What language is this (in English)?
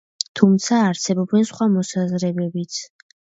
Georgian